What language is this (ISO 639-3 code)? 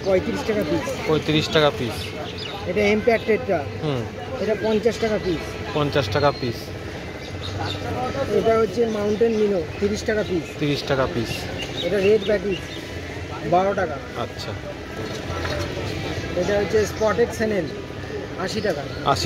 ben